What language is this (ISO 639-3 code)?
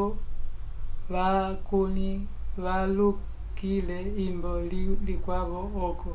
umb